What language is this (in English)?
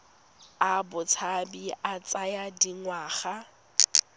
Tswana